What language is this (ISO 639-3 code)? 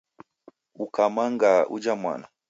dav